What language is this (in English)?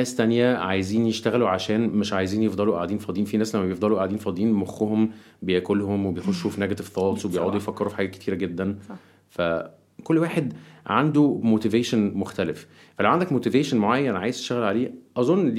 Arabic